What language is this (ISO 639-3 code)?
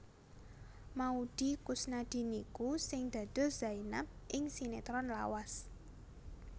jav